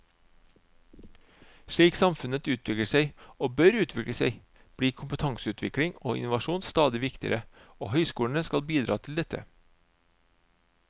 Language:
Norwegian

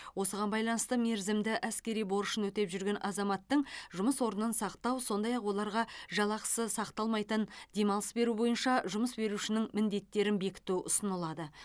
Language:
Kazakh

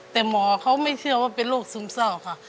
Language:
Thai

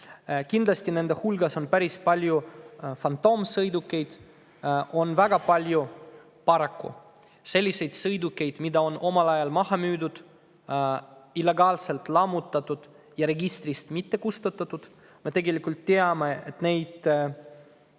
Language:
Estonian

